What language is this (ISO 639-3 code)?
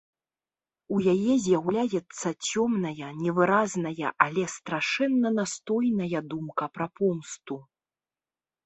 bel